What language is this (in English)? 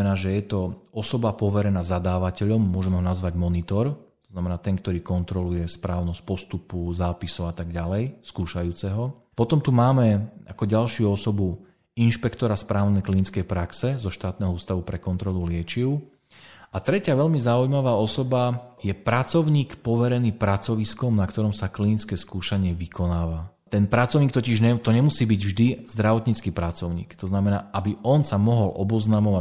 Slovak